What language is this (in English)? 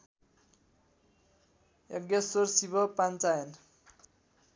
Nepali